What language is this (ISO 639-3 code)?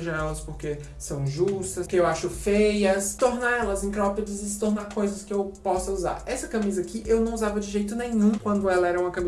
por